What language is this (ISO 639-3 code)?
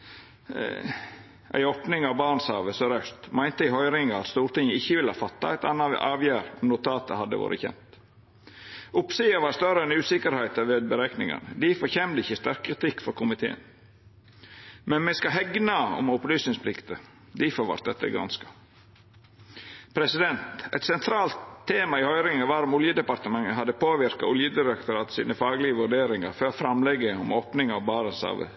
nno